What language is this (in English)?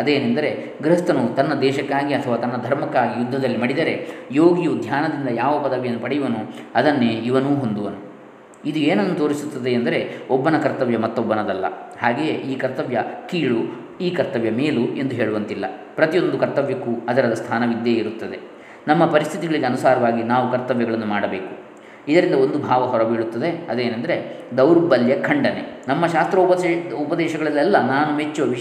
Kannada